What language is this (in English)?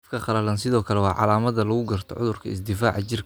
Somali